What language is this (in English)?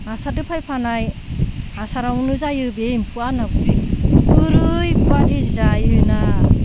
Bodo